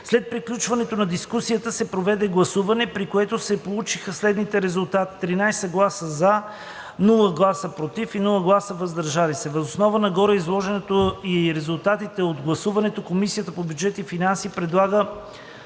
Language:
Bulgarian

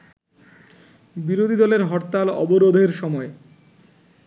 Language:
Bangla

